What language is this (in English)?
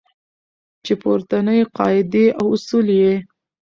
Pashto